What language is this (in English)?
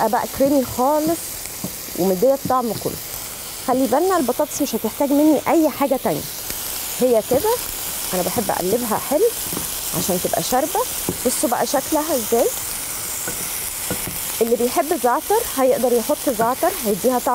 Arabic